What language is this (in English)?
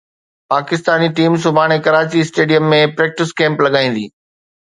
Sindhi